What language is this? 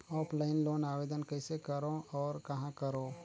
Chhattisgarhi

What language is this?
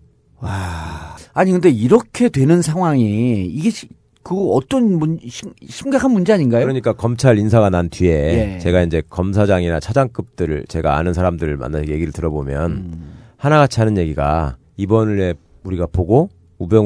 Korean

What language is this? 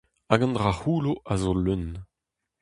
Breton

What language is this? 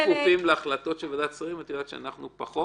Hebrew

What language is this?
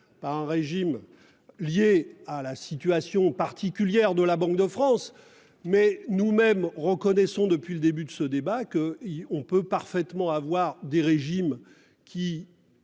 French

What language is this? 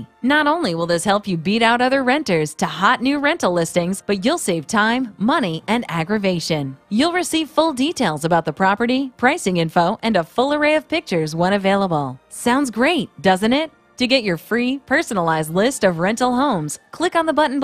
English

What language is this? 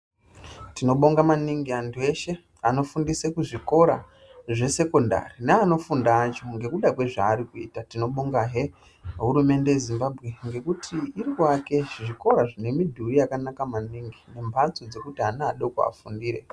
Ndau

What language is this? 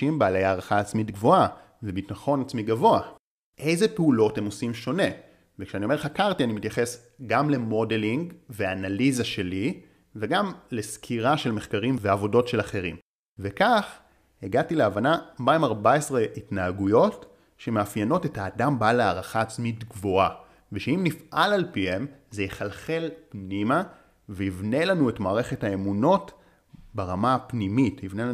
Hebrew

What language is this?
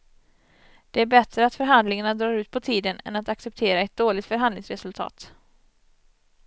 Swedish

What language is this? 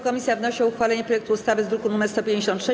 Polish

